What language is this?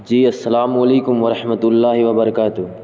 Urdu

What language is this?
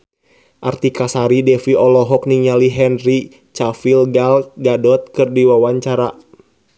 Sundanese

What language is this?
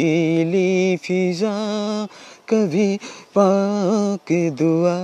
Bangla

